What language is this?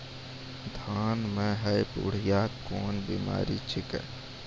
Maithili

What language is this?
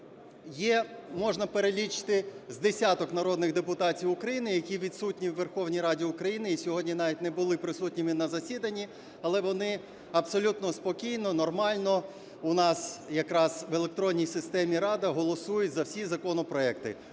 Ukrainian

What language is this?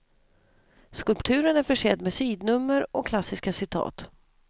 Swedish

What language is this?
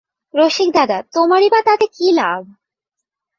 Bangla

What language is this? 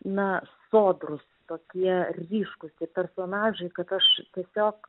Lithuanian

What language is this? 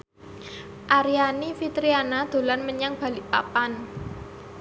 Javanese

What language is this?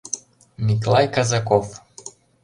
Mari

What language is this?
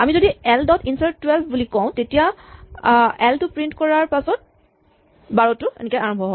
Assamese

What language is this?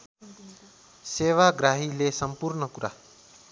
Nepali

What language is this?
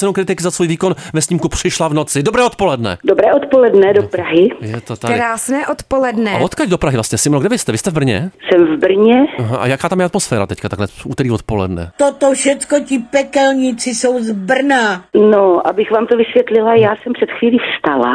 Czech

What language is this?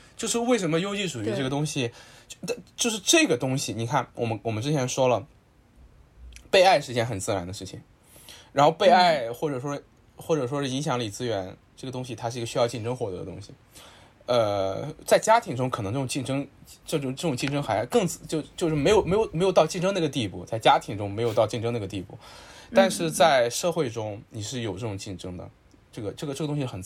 Chinese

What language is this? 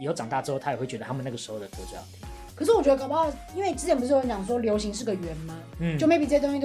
Chinese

